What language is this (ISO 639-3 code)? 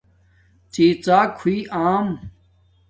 dmk